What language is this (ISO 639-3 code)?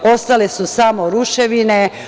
srp